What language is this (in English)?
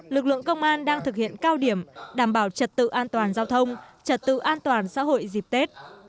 Vietnamese